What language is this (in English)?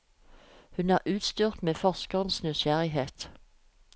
Norwegian